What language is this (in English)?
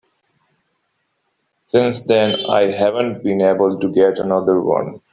English